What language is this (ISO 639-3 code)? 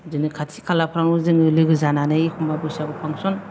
brx